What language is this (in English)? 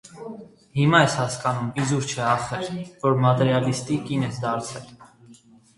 Armenian